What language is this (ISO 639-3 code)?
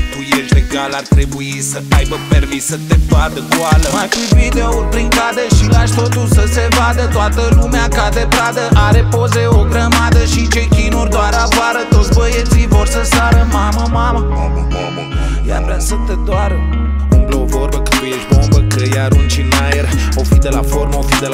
ron